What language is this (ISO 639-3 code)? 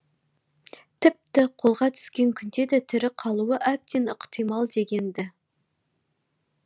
kaz